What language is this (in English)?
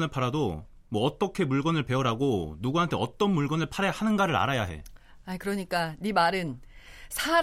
Korean